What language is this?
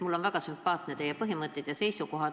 Estonian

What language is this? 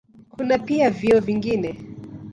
Swahili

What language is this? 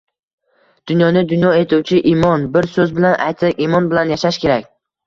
Uzbek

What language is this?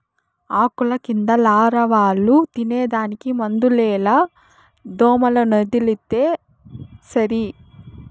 Telugu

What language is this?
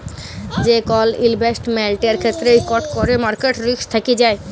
Bangla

